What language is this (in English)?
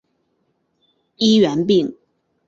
Chinese